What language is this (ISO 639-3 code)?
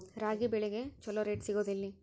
kan